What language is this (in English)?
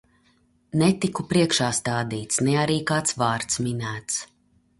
Latvian